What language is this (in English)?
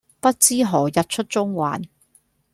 Cantonese